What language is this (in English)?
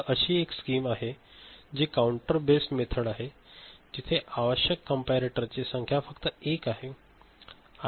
Marathi